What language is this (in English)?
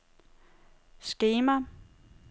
Danish